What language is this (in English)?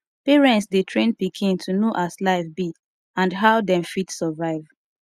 Nigerian Pidgin